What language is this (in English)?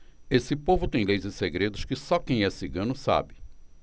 Portuguese